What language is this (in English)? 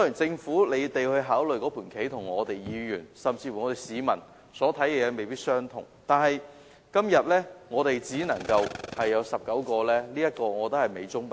Cantonese